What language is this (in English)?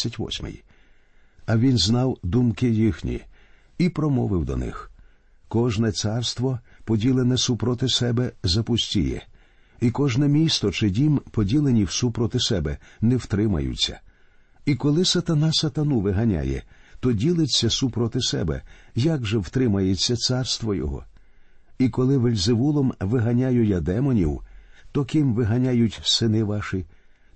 Ukrainian